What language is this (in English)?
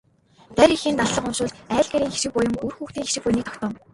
Mongolian